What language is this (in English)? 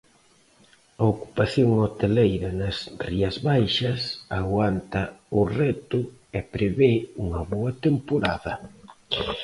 Galician